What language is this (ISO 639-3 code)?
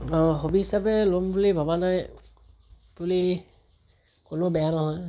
asm